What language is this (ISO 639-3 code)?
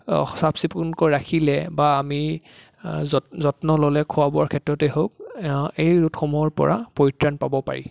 asm